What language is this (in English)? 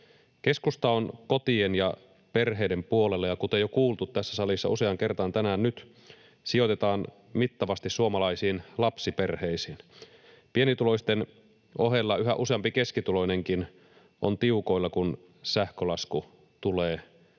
Finnish